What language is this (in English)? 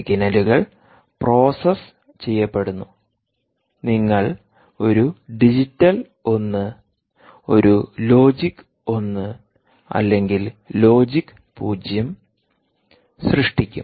Malayalam